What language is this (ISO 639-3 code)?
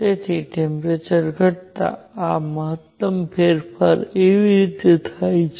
guj